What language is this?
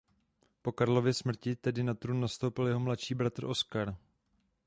Czech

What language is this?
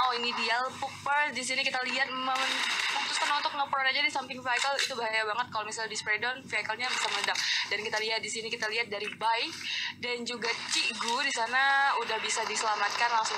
Indonesian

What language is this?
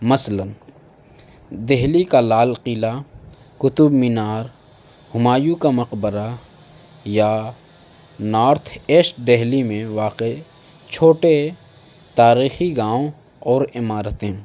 Urdu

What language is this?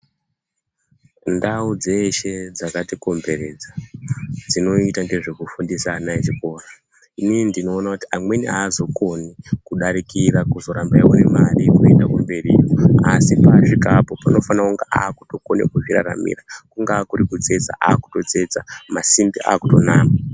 Ndau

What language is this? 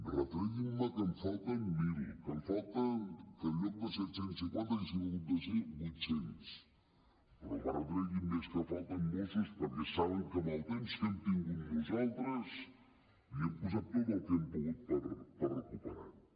Catalan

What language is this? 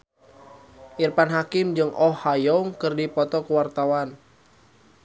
Sundanese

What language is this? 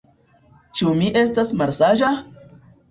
Esperanto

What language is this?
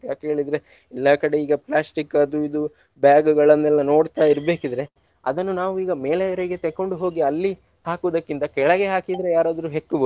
Kannada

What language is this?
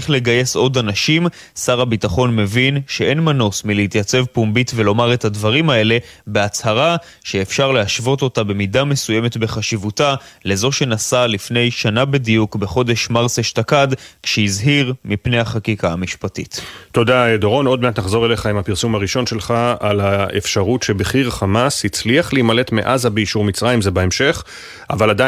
Hebrew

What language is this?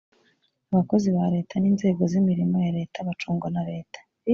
Kinyarwanda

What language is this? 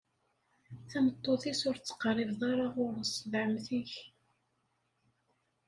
Kabyle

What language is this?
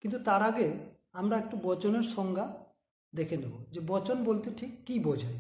Hindi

